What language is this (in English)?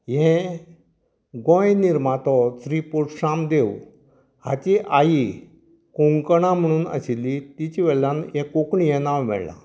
Konkani